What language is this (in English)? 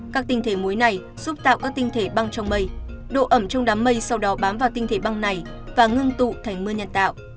Vietnamese